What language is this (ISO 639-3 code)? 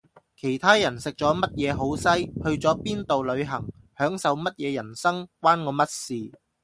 yue